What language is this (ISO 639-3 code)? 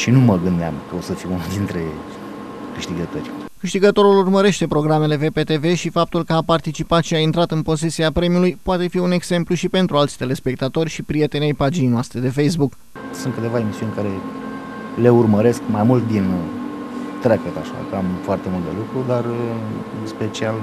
ron